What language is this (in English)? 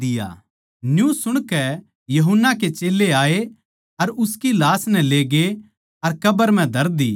Haryanvi